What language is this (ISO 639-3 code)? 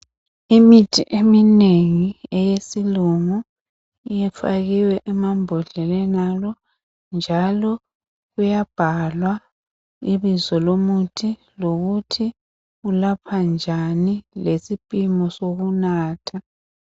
nde